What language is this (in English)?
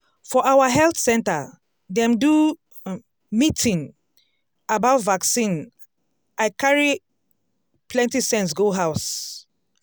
Nigerian Pidgin